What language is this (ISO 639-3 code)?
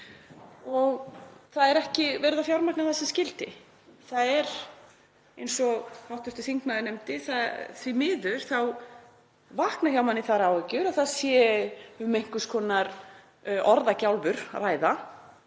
isl